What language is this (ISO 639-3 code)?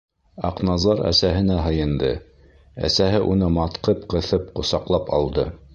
bak